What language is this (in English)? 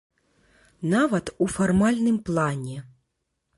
Belarusian